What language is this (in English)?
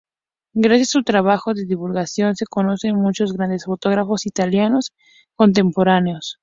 Spanish